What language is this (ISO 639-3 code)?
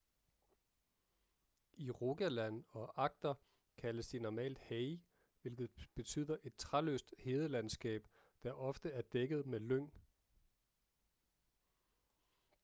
dan